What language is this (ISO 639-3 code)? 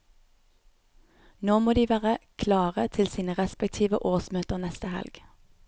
nor